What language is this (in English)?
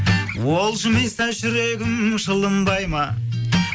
Kazakh